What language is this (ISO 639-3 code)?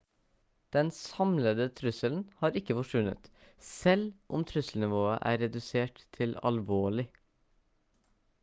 nob